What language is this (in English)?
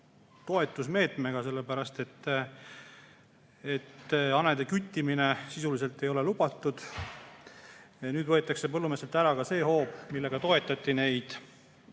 Estonian